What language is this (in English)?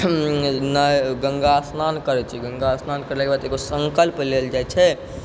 Maithili